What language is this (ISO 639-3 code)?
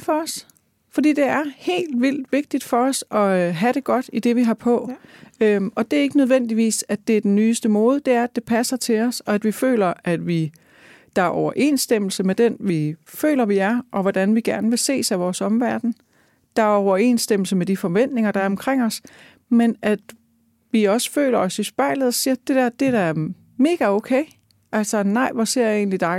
dan